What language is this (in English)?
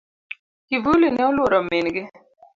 Luo (Kenya and Tanzania)